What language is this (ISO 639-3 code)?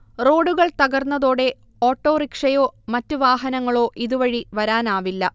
mal